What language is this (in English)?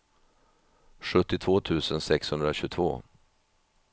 Swedish